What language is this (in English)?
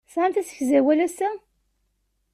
Kabyle